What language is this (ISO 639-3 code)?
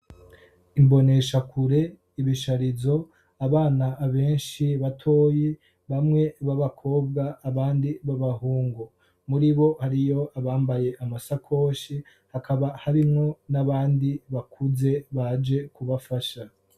run